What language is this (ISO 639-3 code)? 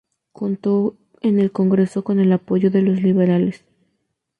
spa